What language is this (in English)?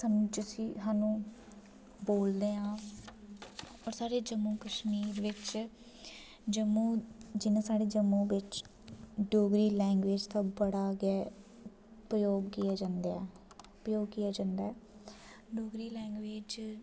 Dogri